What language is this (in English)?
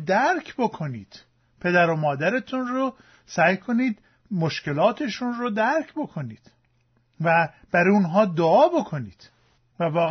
Persian